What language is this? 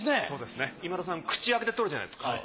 Japanese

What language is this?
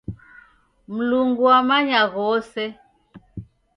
Taita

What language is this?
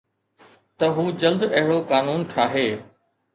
Sindhi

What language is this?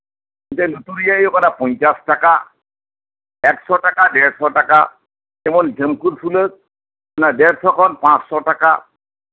Santali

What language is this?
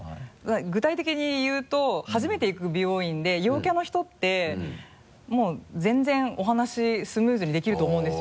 Japanese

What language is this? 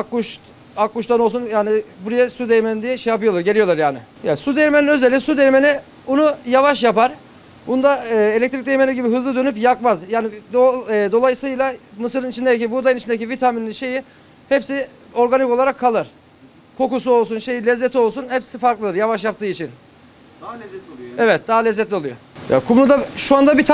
Turkish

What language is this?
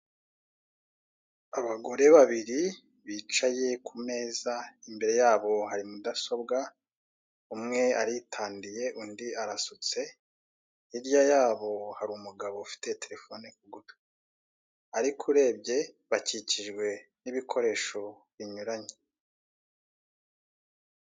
Kinyarwanda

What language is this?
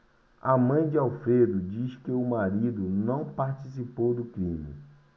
Portuguese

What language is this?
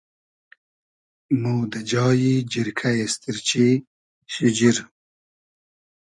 Hazaragi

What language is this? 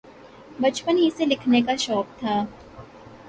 Urdu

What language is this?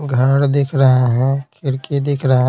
Hindi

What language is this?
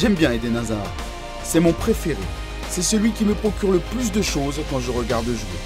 French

